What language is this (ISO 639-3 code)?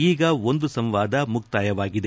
kan